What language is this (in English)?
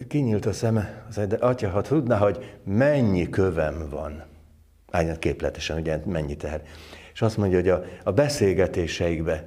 Hungarian